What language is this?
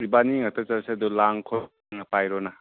Manipuri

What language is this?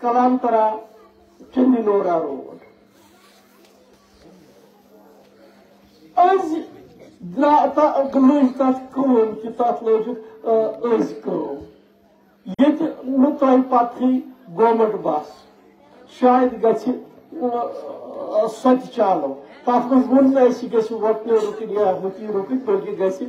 Turkish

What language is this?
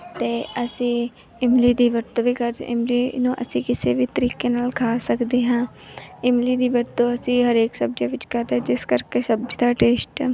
Punjabi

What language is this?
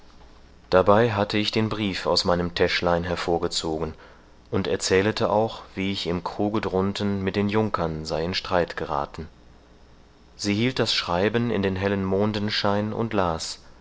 German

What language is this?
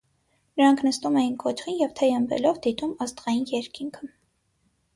Armenian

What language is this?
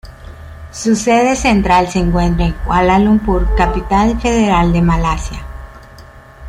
Spanish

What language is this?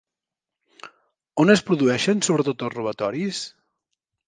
Catalan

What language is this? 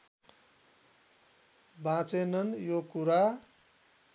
Nepali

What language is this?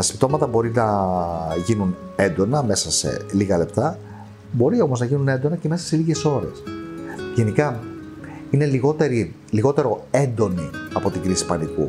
Greek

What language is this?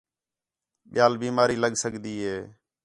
Khetrani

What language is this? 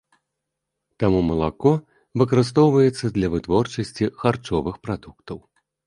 Belarusian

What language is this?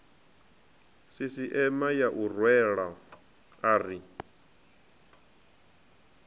Venda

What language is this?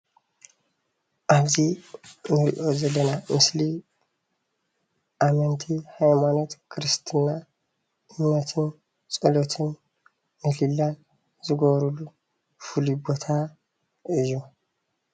Tigrinya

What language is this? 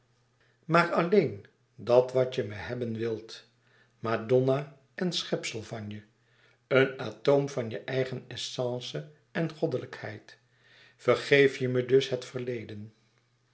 Dutch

